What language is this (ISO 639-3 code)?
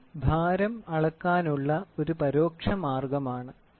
mal